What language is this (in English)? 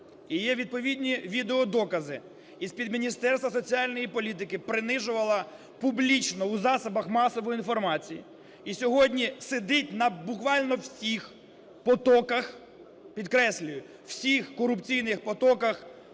Ukrainian